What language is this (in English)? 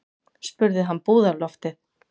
Icelandic